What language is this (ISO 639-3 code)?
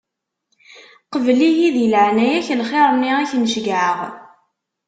kab